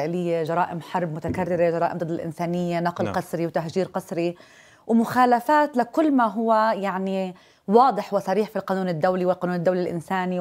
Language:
Arabic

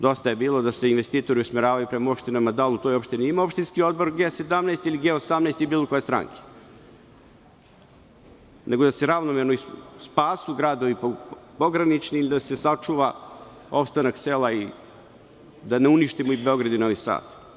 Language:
Serbian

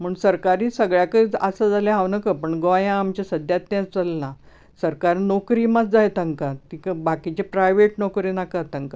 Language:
Konkani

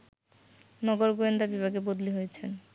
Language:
Bangla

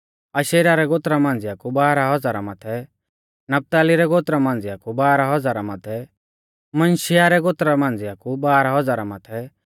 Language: Mahasu Pahari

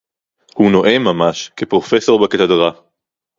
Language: Hebrew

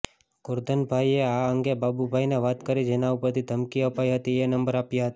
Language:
Gujarati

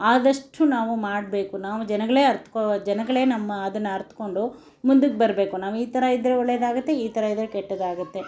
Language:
Kannada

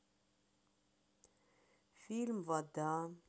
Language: Russian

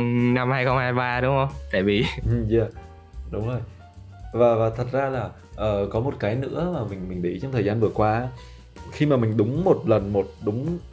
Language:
Vietnamese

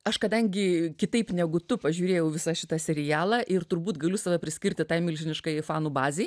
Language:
Lithuanian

